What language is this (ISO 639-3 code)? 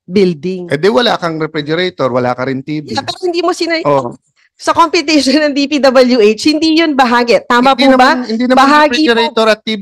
fil